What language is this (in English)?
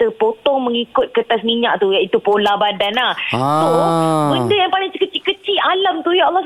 Malay